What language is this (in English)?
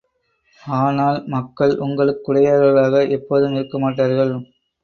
Tamil